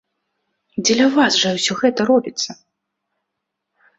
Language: Belarusian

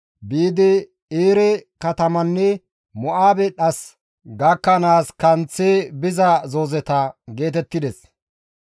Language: Gamo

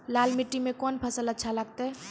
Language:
Maithili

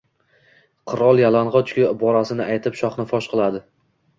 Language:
Uzbek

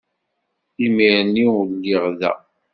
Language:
Kabyle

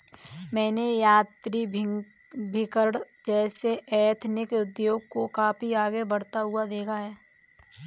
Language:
Hindi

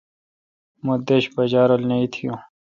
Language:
Kalkoti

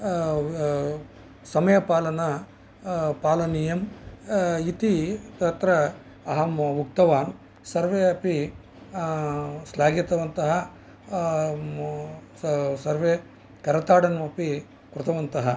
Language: Sanskrit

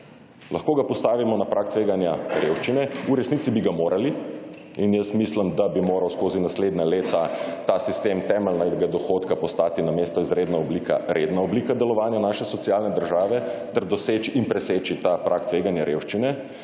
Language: Slovenian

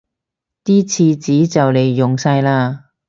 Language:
Cantonese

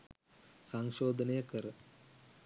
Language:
Sinhala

